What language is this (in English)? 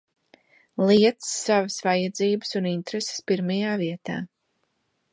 Latvian